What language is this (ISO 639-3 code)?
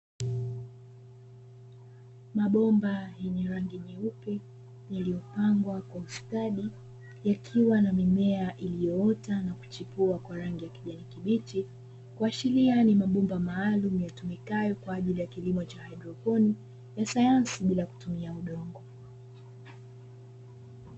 swa